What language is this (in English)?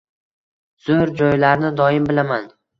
Uzbek